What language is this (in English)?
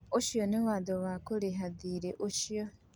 Kikuyu